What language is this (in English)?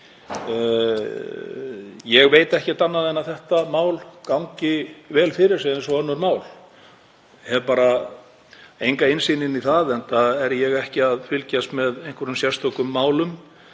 Icelandic